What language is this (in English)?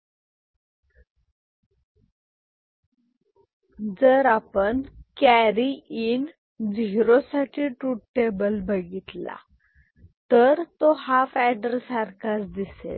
Marathi